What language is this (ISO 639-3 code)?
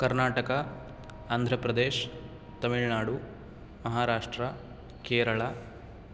san